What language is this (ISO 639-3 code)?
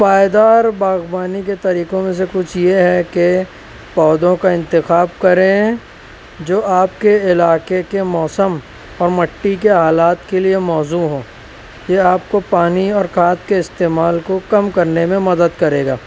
urd